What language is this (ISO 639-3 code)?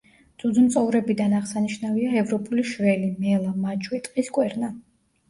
kat